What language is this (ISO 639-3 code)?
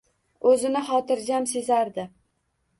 uzb